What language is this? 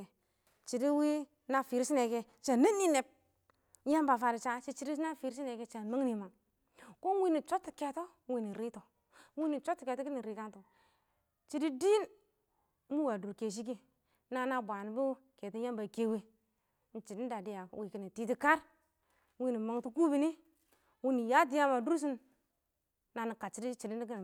Awak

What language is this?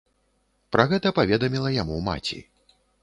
Belarusian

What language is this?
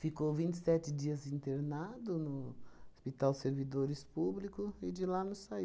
Portuguese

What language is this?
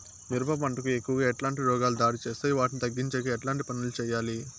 Telugu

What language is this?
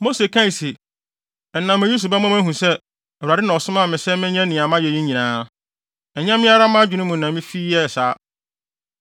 Akan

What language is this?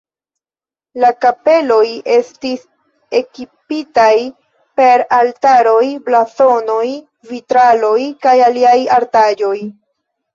Esperanto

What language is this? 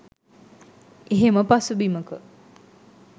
Sinhala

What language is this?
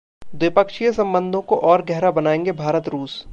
Hindi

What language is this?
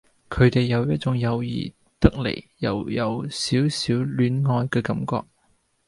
Cantonese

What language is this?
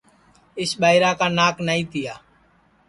Sansi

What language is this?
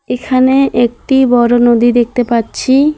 Bangla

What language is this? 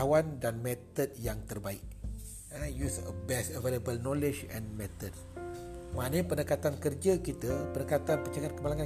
Malay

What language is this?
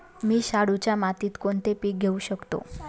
Marathi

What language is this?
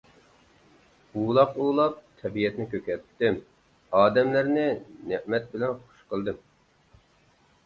Uyghur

